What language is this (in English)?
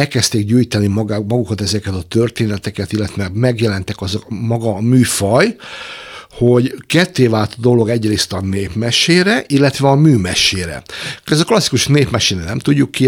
Hungarian